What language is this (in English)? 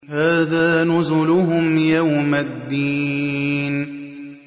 Arabic